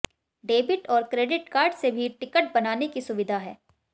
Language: Hindi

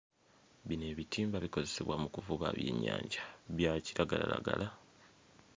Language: Ganda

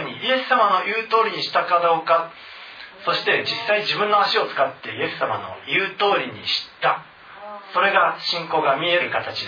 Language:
Japanese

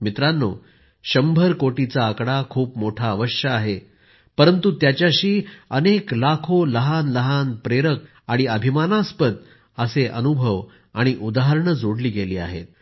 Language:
Marathi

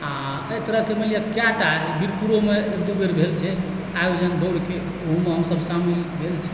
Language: Maithili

